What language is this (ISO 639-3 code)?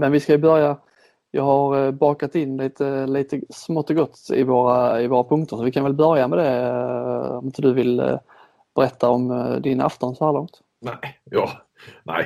swe